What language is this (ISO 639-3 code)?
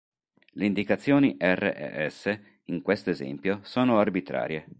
ita